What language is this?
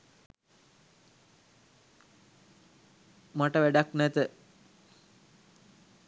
Sinhala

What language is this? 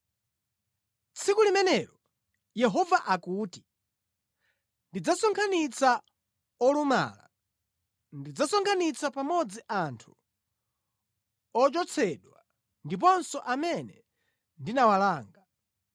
Nyanja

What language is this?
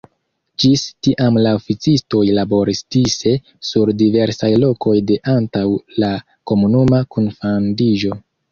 Esperanto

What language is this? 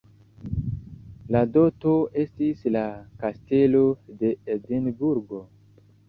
Esperanto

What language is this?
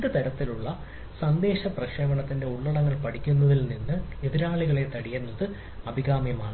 Malayalam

